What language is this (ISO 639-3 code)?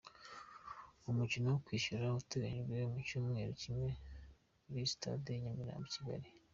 kin